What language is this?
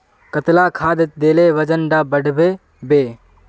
Magahi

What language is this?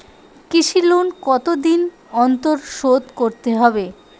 Bangla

